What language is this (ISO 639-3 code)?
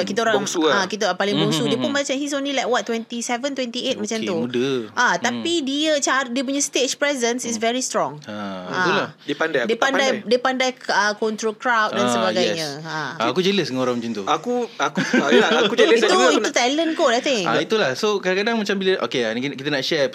msa